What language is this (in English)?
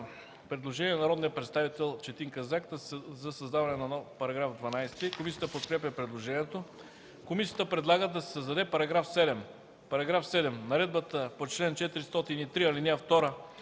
Bulgarian